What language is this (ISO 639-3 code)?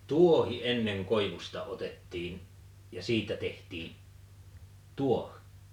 fin